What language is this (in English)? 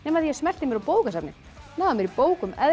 Icelandic